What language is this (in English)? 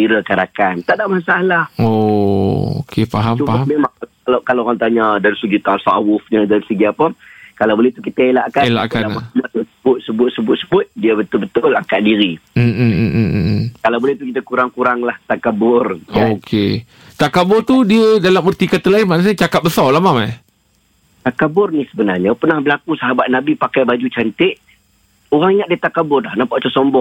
Malay